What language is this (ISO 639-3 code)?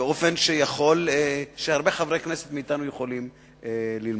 heb